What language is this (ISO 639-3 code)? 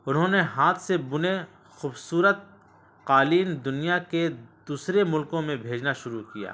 urd